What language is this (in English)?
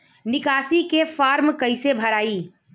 Bhojpuri